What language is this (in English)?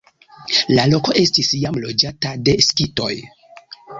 Esperanto